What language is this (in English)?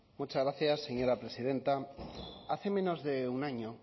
Spanish